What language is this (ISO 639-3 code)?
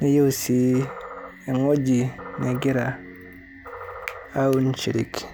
mas